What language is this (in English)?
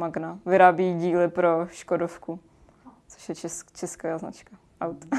Czech